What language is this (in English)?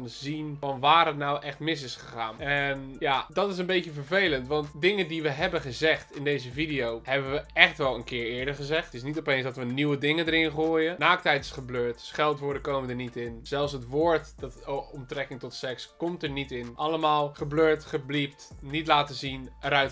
Dutch